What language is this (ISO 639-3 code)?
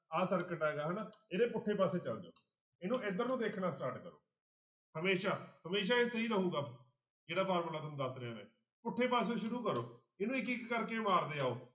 pan